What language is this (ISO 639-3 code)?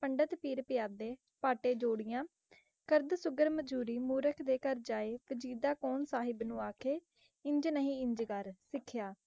pan